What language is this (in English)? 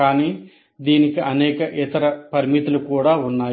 Telugu